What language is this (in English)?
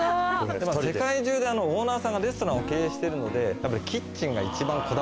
Japanese